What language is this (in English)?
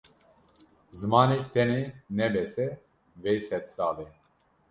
Kurdish